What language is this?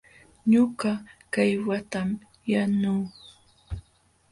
Jauja Wanca Quechua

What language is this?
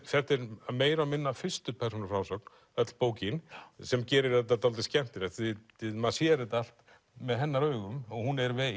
Icelandic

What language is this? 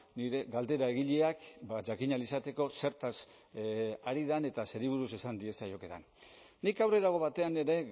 Basque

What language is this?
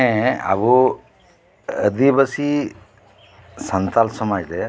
Santali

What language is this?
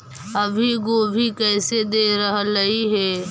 Magahi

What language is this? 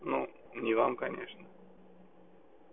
Russian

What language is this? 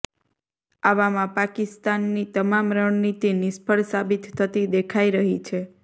Gujarati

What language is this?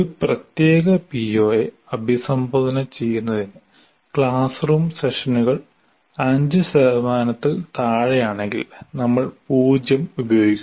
Malayalam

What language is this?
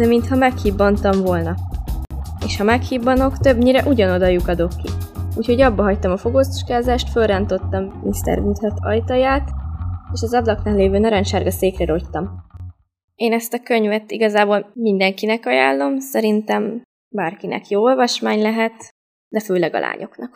Hungarian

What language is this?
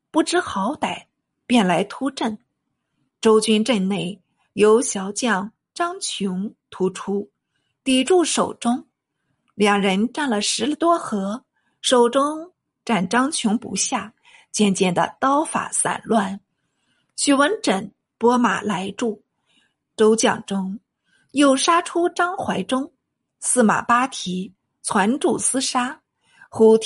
Chinese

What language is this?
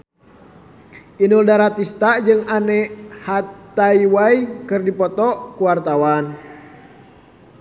Sundanese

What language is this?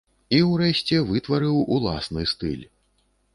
Belarusian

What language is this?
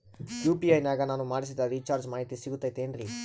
Kannada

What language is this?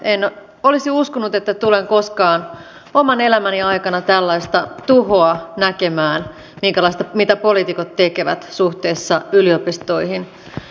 Finnish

